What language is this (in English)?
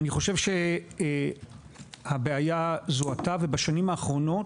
Hebrew